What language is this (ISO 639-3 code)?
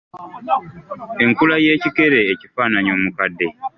lug